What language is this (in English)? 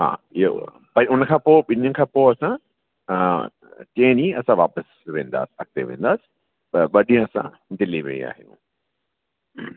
Sindhi